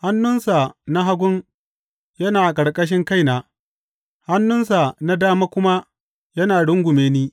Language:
Hausa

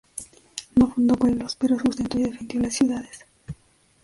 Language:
Spanish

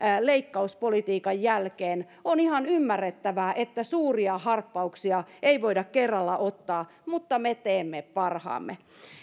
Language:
Finnish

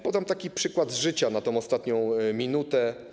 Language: Polish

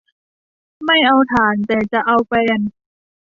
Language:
Thai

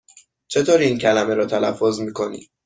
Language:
Persian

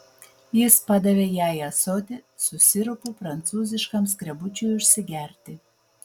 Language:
Lithuanian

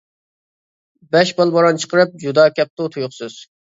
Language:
Uyghur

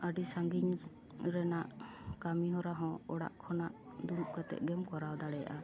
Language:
Santali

